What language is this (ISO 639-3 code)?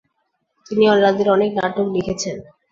ben